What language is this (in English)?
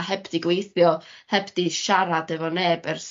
Welsh